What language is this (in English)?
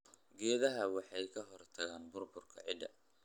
Somali